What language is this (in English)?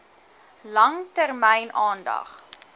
Afrikaans